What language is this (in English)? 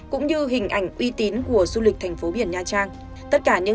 Vietnamese